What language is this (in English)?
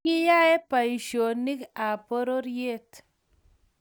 Kalenjin